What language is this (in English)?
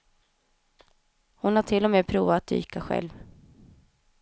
Swedish